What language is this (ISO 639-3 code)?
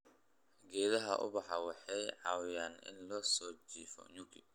som